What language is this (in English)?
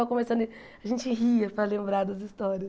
Portuguese